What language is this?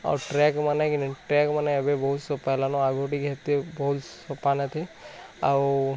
Odia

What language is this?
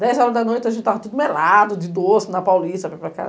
Portuguese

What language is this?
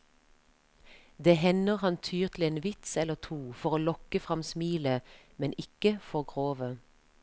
Norwegian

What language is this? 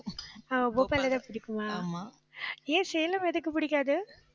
Tamil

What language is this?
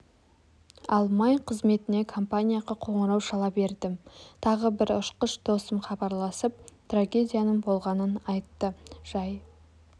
Kazakh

